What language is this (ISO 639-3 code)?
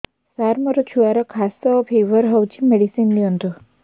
ori